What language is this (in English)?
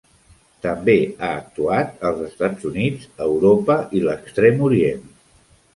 Catalan